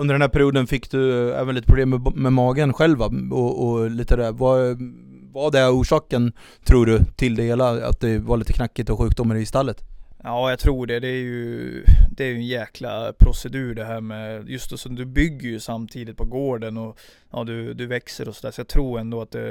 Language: Swedish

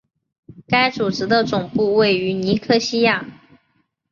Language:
Chinese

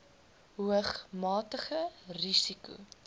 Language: Afrikaans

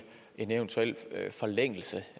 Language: Danish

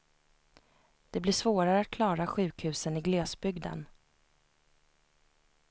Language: Swedish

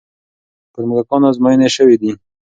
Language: Pashto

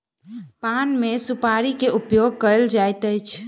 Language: Maithili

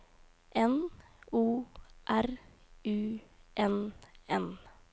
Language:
Norwegian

